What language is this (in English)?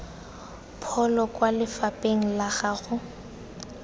Tswana